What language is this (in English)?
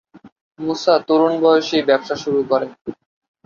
Bangla